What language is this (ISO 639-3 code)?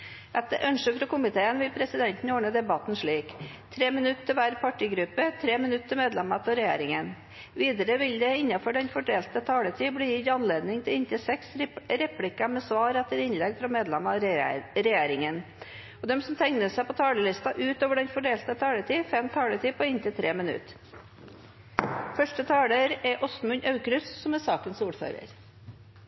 nor